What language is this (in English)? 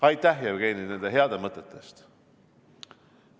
Estonian